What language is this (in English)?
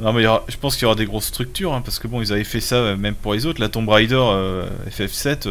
French